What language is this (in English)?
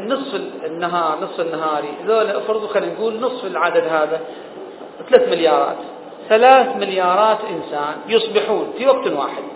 Arabic